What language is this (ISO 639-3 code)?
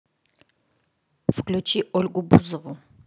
rus